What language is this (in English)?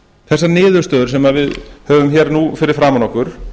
Icelandic